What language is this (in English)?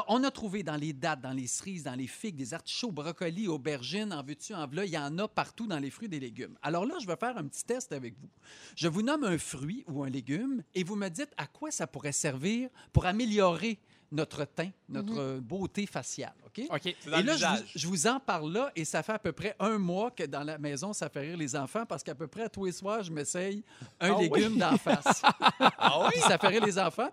French